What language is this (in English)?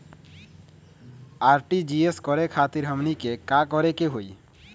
Magahi